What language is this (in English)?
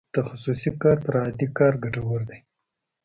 Pashto